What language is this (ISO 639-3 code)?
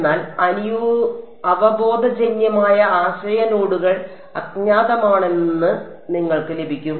mal